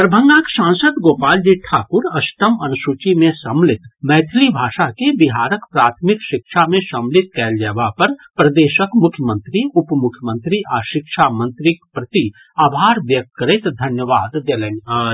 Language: Maithili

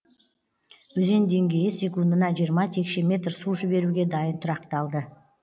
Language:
Kazakh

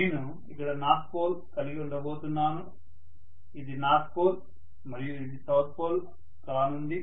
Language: Telugu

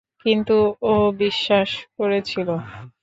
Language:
Bangla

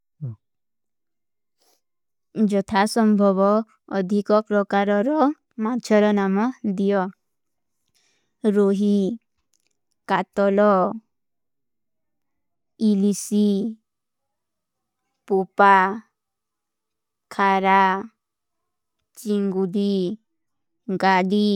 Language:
Kui (India)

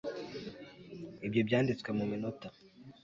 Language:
Kinyarwanda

